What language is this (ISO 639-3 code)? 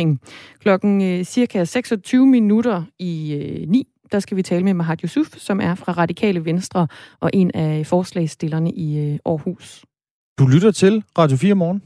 dan